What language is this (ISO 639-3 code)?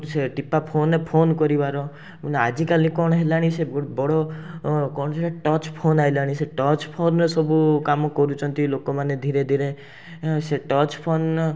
ori